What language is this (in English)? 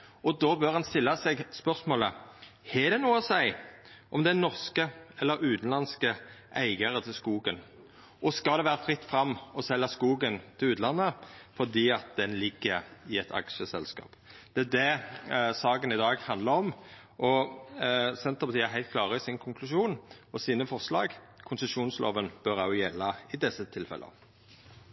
Norwegian Nynorsk